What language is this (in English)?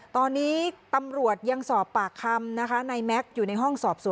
Thai